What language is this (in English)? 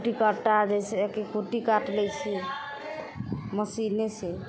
Maithili